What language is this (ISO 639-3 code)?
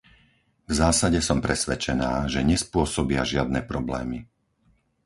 slk